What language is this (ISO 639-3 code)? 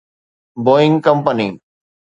snd